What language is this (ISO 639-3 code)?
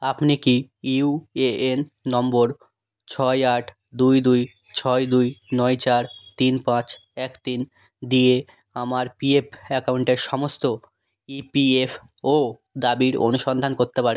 ben